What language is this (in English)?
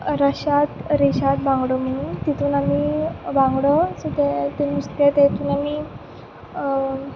Konkani